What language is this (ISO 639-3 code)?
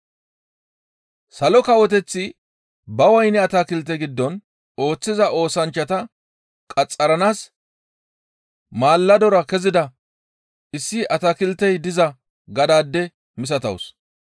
gmv